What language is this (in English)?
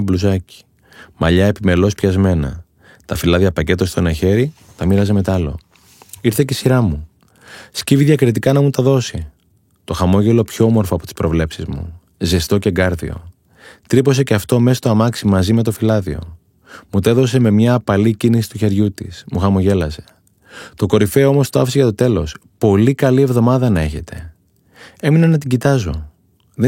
Greek